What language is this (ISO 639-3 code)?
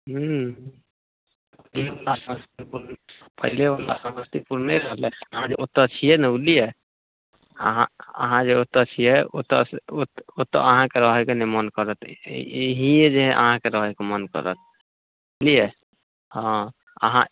mai